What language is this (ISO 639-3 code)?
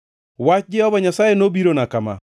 luo